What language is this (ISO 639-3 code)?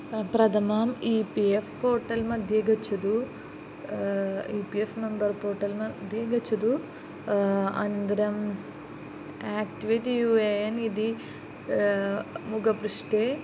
san